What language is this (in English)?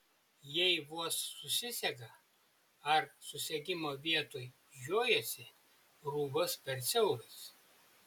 Lithuanian